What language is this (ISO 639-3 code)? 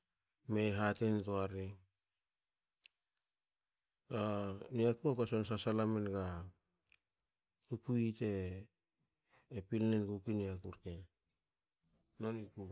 hao